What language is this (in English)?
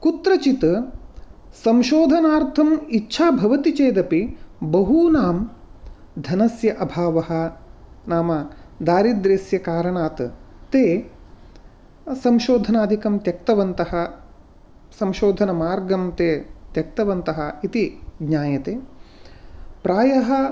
Sanskrit